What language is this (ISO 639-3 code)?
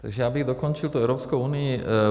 ces